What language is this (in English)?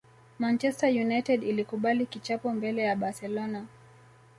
Swahili